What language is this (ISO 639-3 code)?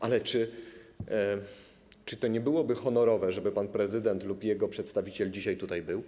pol